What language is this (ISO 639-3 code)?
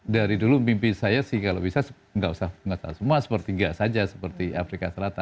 ind